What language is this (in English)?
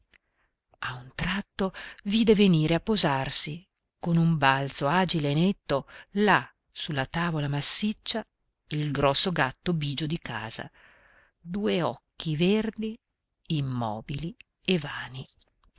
Italian